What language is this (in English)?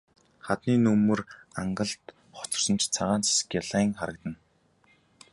Mongolian